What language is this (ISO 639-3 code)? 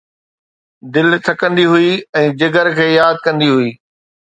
snd